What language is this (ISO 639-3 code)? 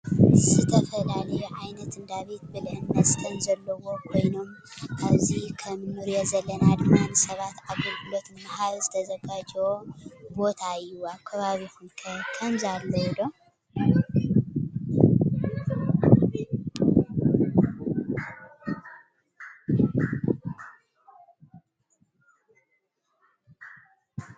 tir